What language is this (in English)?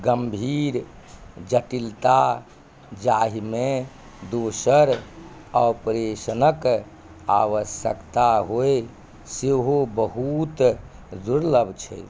Maithili